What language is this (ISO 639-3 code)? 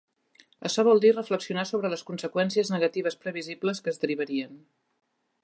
cat